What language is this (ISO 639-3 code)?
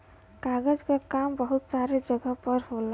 bho